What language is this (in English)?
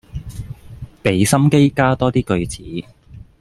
Cantonese